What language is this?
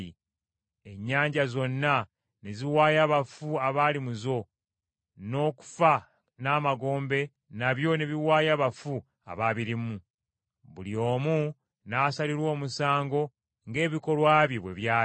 Ganda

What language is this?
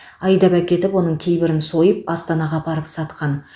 Kazakh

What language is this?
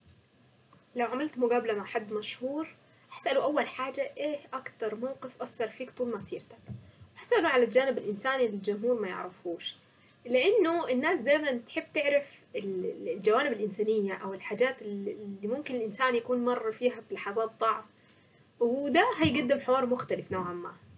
Saidi Arabic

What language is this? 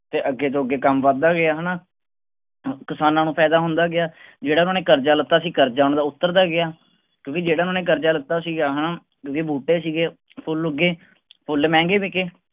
Punjabi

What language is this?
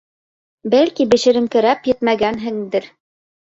Bashkir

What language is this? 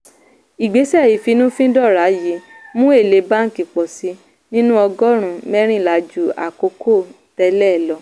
Yoruba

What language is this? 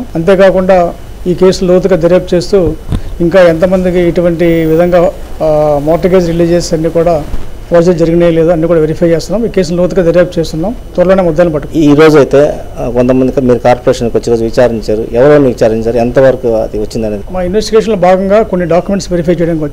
Telugu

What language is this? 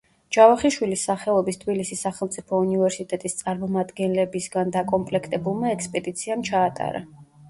Georgian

